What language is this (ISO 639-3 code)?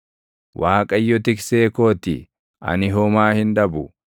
orm